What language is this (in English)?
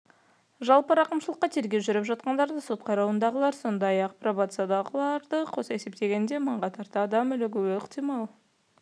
Kazakh